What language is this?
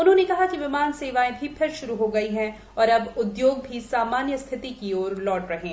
Hindi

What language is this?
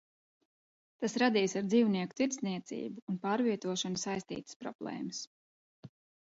Latvian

